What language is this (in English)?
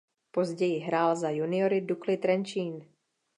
Czech